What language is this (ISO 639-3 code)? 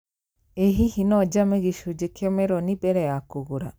kik